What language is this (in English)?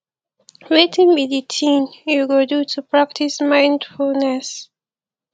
Nigerian Pidgin